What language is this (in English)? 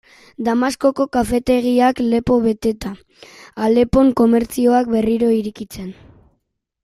Basque